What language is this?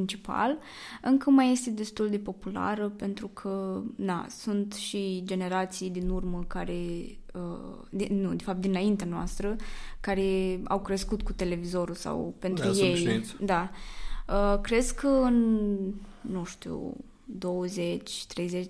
Romanian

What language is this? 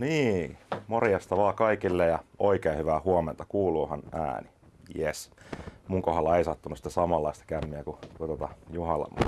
Finnish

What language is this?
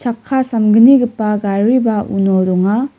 Garo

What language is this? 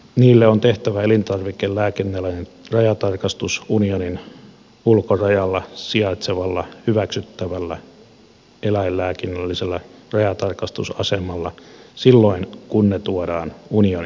Finnish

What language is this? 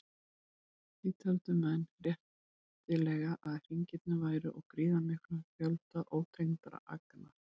Icelandic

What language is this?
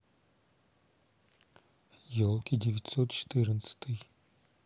Russian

